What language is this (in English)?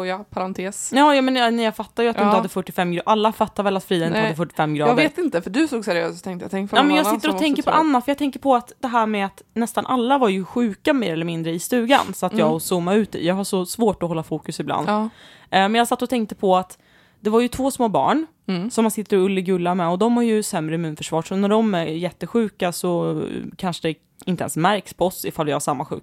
Swedish